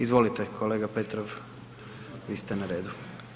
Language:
Croatian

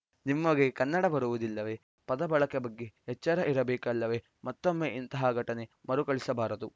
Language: Kannada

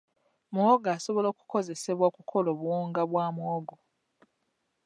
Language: Ganda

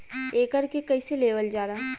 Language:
Bhojpuri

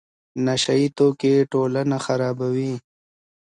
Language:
Pashto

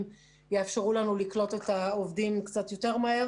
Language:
Hebrew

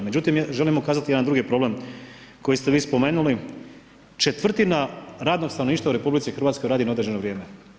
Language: Croatian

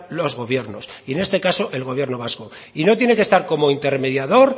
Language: Spanish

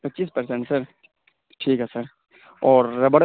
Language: Urdu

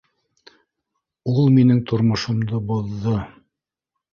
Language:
Bashkir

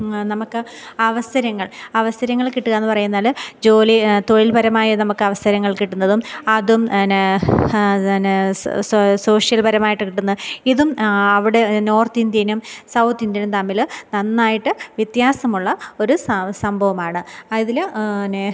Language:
Malayalam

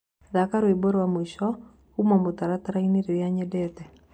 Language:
Kikuyu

